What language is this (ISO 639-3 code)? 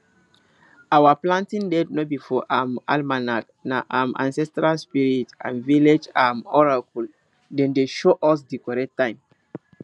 pcm